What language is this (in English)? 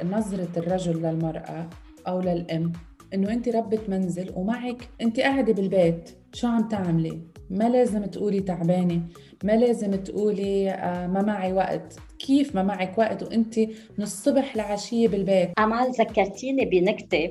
Arabic